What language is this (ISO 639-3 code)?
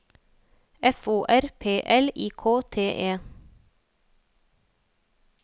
nor